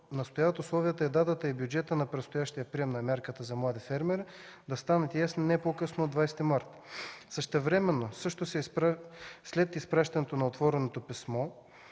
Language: Bulgarian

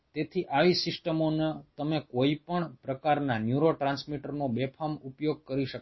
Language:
Gujarati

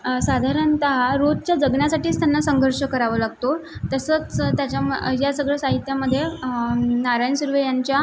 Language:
Marathi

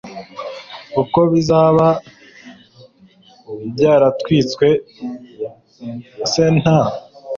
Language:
Kinyarwanda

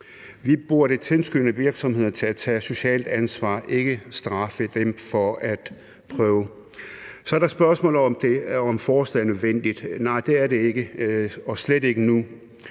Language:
Danish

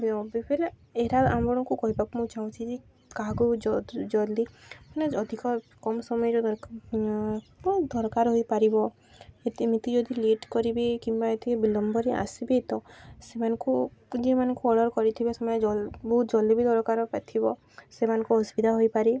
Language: Odia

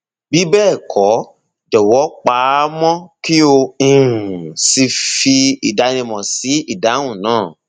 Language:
Yoruba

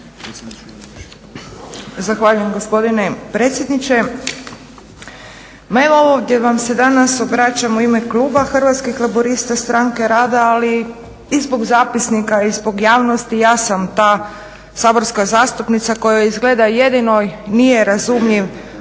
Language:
Croatian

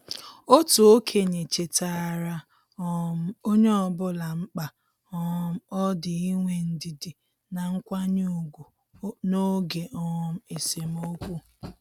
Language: Igbo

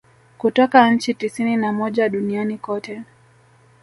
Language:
Swahili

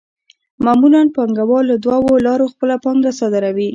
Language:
Pashto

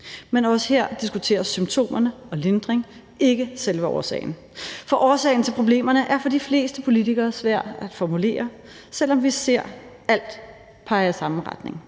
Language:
Danish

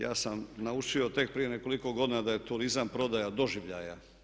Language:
Croatian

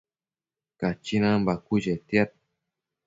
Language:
Matsés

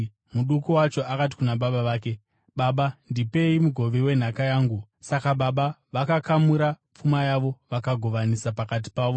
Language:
Shona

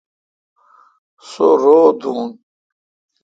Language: Kalkoti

